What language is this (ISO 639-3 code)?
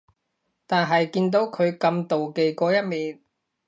yue